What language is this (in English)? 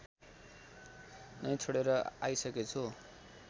Nepali